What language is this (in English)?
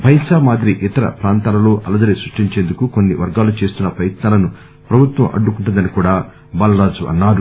Telugu